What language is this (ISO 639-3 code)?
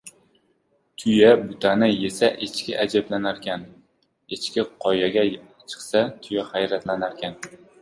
uzb